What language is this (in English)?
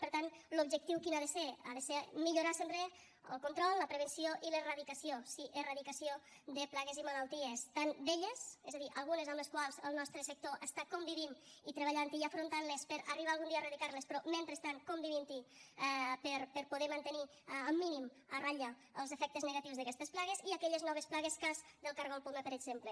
Catalan